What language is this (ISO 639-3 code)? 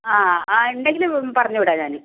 mal